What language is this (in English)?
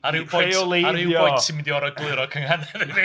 Welsh